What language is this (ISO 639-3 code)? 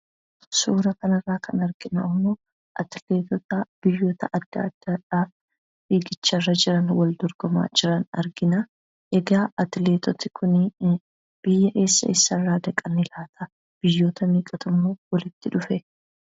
orm